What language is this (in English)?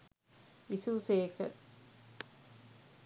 Sinhala